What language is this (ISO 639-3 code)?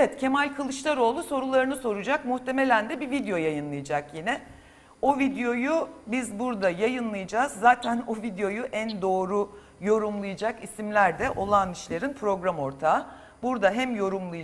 tur